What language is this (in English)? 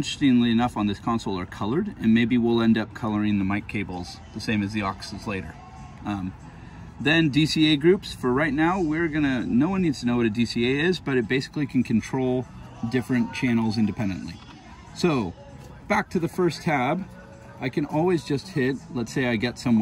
English